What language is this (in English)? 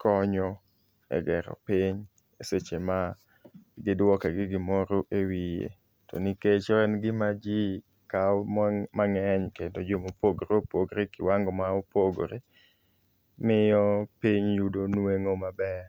Luo (Kenya and Tanzania)